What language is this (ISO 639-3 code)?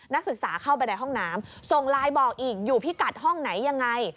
tha